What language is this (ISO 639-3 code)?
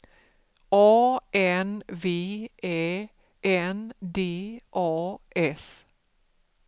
swe